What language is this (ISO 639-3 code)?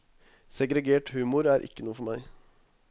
nor